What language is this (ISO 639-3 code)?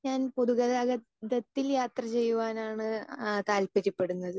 mal